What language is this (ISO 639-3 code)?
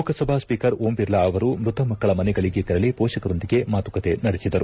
kan